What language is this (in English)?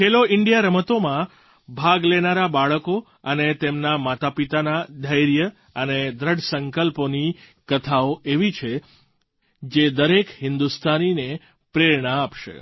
Gujarati